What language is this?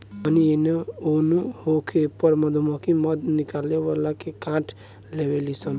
Bhojpuri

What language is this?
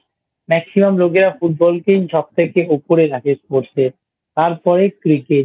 Bangla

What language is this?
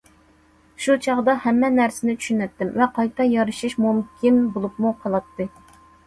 Uyghur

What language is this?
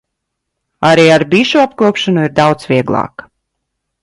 Latvian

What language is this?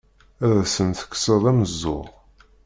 Kabyle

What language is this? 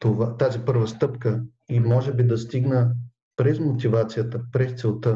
Bulgarian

